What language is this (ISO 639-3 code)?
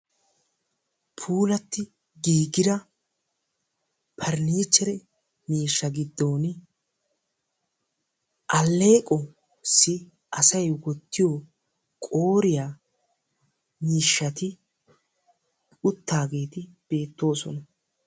wal